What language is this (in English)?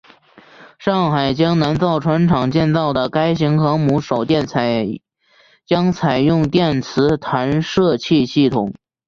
Chinese